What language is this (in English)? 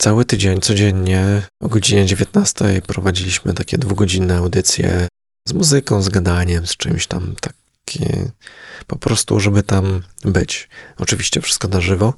Polish